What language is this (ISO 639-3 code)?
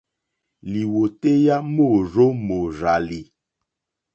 bri